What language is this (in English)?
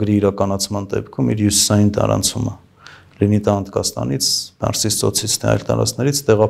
Romanian